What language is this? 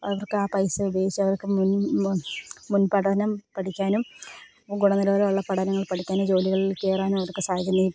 Malayalam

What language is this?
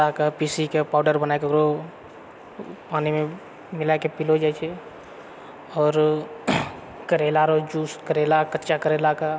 Maithili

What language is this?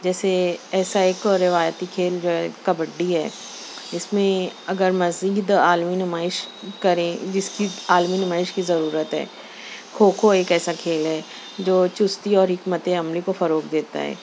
Urdu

